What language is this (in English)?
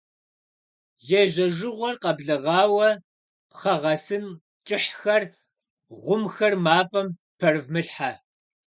Kabardian